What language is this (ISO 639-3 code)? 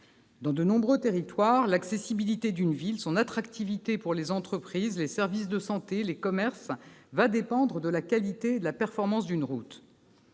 fra